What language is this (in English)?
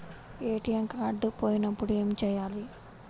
Telugu